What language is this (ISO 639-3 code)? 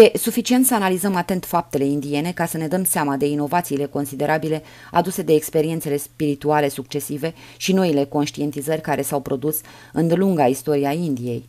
ron